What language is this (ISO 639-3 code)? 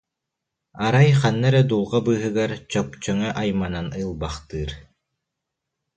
sah